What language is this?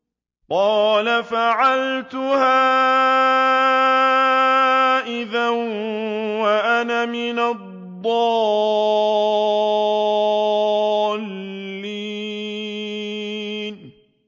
Arabic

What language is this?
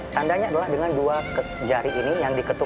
Indonesian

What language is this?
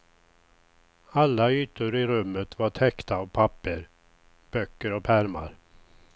Swedish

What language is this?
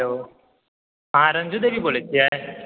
Maithili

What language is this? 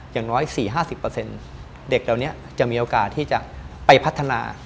Thai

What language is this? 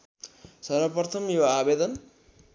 Nepali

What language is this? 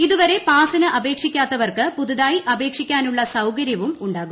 Malayalam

